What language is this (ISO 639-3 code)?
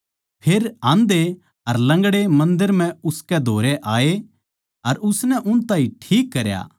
bgc